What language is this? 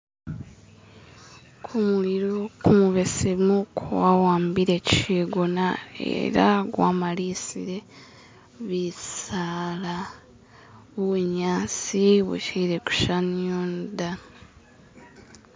Masaaba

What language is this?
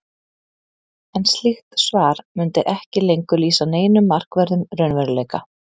Icelandic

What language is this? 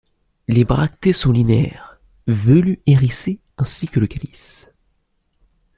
French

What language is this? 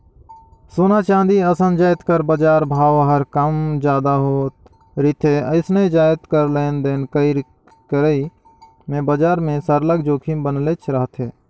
Chhattisgarhi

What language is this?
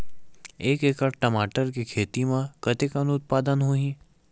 Chhattisgarhi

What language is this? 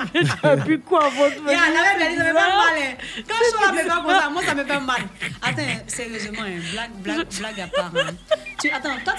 French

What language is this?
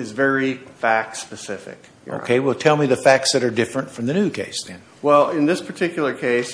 English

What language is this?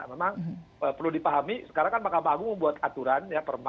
Indonesian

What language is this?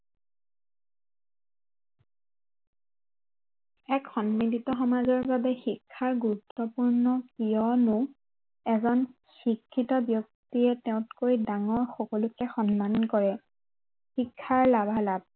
Assamese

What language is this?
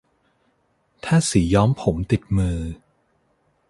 Thai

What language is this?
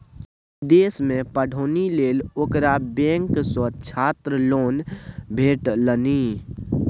Maithili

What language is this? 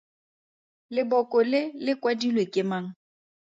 Tswana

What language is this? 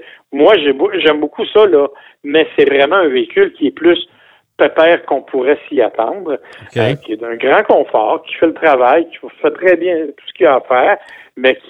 French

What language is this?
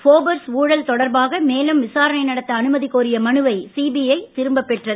Tamil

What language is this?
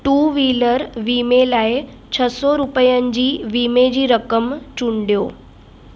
Sindhi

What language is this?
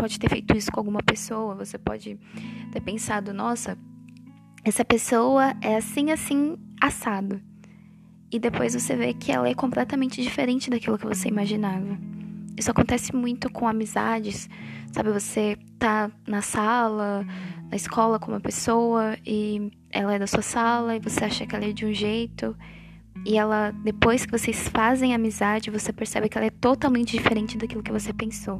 Portuguese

